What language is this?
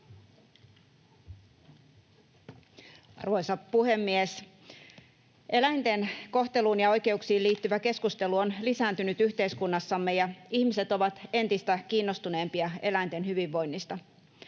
Finnish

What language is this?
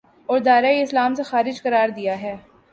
Urdu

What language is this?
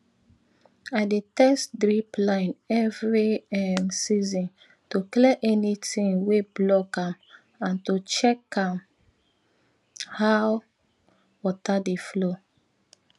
Nigerian Pidgin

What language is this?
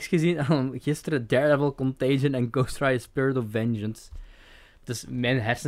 Dutch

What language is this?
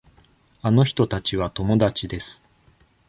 Japanese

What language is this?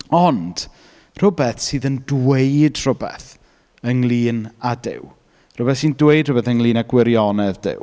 Welsh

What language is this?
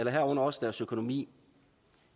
Danish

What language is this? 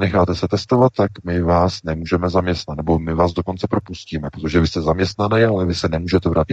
Czech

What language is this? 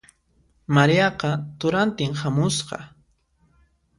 Puno Quechua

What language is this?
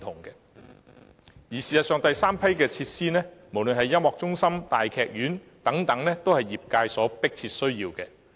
Cantonese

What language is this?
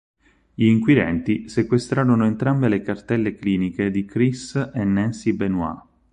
Italian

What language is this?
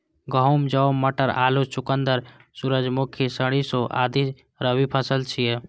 Maithili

